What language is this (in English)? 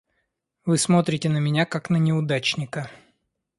Russian